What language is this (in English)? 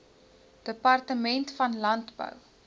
Afrikaans